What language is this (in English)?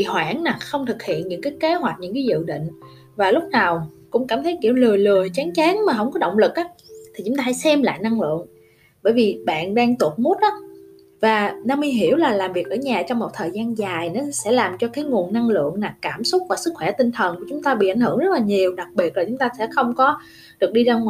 Vietnamese